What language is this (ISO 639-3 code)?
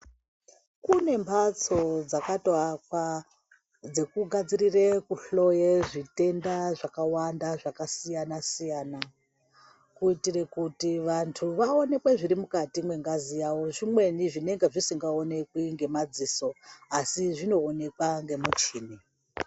ndc